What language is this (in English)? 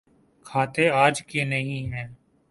Urdu